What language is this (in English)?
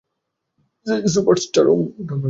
Bangla